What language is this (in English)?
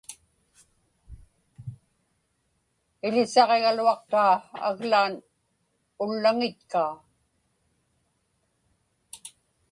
Inupiaq